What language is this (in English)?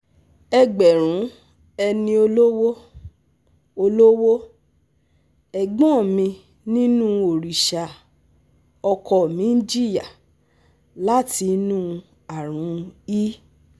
Yoruba